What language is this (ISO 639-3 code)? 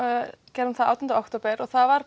isl